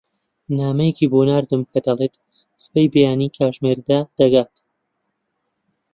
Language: Central Kurdish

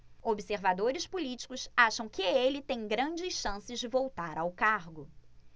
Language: Portuguese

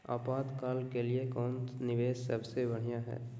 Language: Magahi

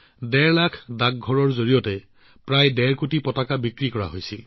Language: Assamese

